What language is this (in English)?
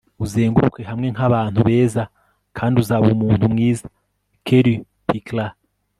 Kinyarwanda